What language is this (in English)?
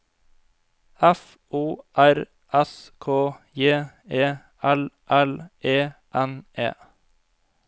Norwegian